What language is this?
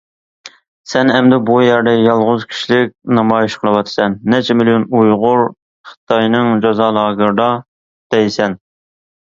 Uyghur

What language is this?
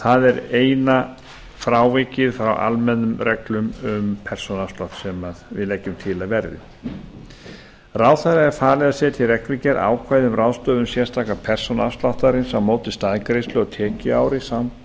Icelandic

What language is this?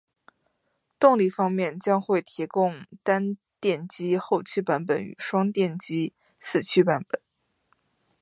Chinese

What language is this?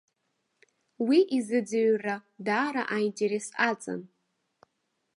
Abkhazian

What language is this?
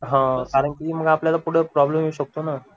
Marathi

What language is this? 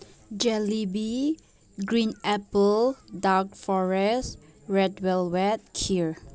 Manipuri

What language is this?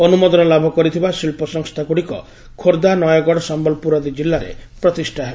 Odia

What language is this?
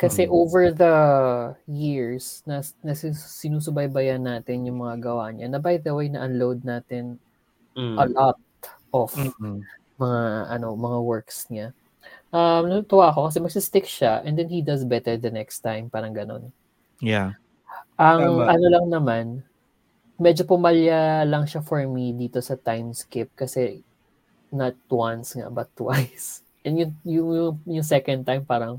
Filipino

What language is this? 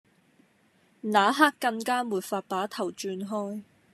Cantonese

